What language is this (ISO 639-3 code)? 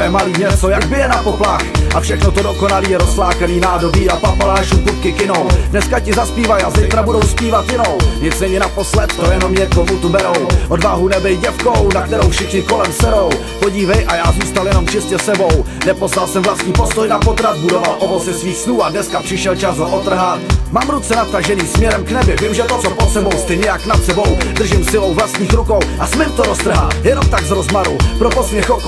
ces